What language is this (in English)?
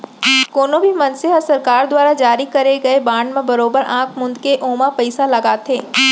Chhattisgarhi